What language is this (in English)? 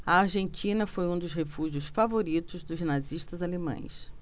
Portuguese